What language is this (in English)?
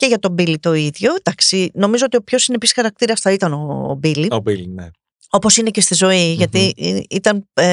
Greek